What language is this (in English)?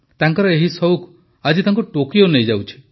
Odia